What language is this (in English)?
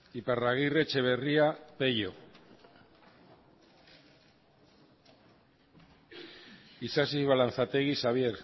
Basque